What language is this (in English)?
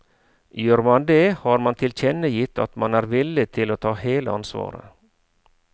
Norwegian